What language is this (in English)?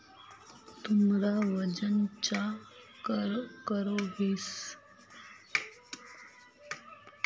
Magahi